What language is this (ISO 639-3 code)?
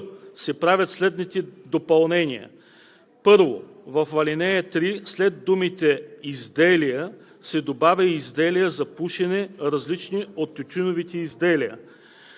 bul